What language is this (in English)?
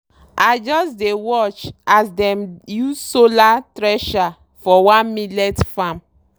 Nigerian Pidgin